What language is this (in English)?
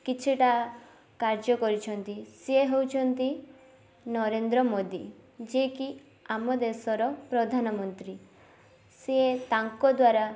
Odia